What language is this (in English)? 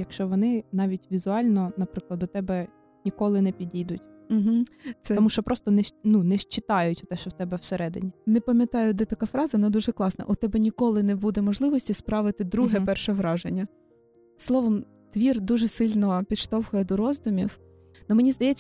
Ukrainian